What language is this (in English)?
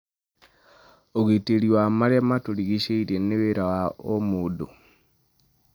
Kikuyu